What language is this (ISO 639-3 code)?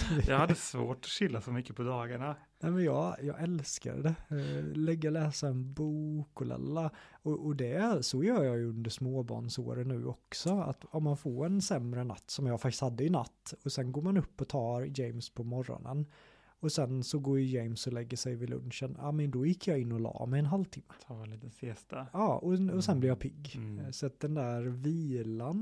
swe